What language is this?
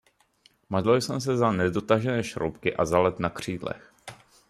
Czech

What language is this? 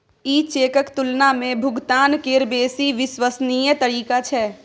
Maithili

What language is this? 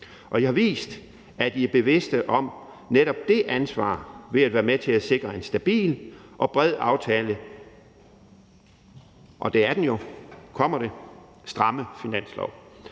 Danish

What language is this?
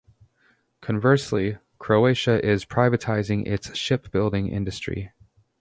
English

